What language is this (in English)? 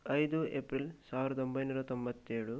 Kannada